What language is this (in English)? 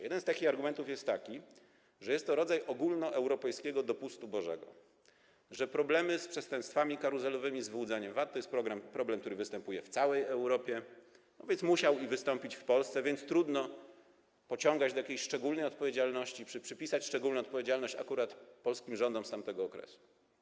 Polish